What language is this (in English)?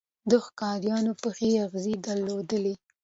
Pashto